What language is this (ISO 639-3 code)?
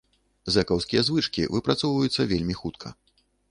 bel